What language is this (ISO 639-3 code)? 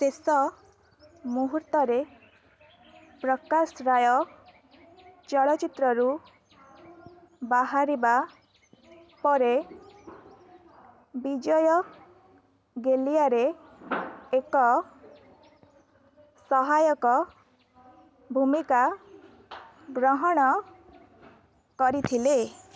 ori